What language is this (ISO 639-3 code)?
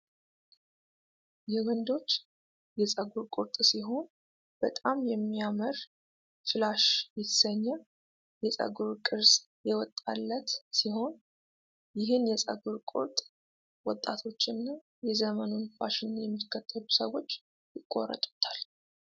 amh